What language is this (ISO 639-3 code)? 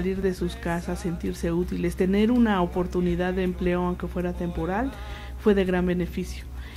spa